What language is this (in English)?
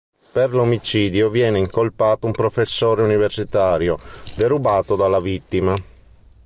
Italian